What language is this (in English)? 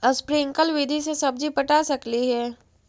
Magahi